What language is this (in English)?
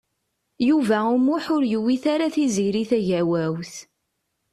Kabyle